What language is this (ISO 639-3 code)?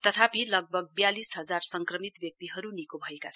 nep